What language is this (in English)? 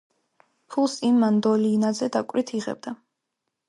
Georgian